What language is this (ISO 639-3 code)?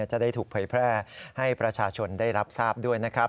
tha